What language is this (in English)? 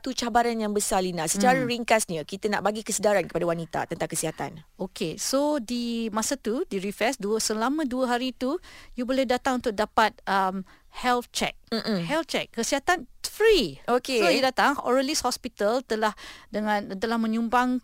Malay